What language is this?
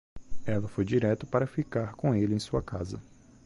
Portuguese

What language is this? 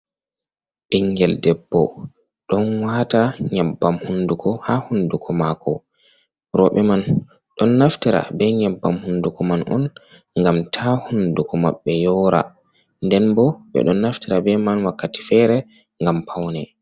Fula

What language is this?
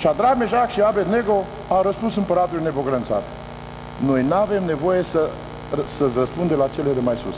Romanian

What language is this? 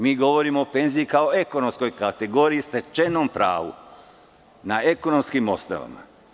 Serbian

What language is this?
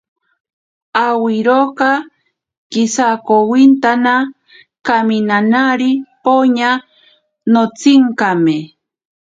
Ashéninka Perené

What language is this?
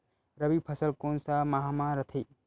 Chhattisgarhi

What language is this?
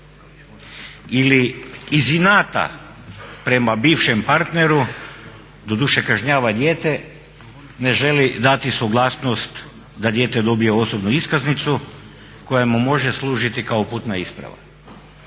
Croatian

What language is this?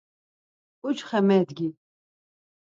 Laz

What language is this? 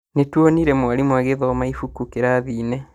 Kikuyu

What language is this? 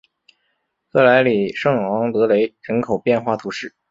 Chinese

